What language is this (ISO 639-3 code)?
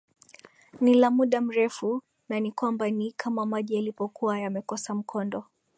swa